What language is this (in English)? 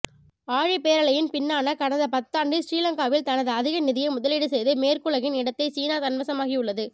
Tamil